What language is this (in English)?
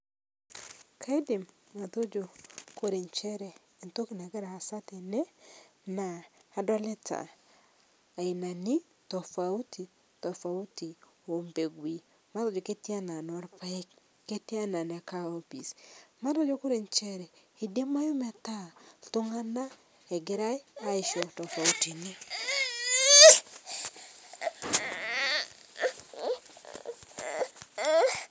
Masai